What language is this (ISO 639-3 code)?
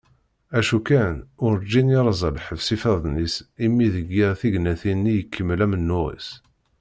kab